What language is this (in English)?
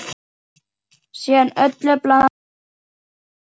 Icelandic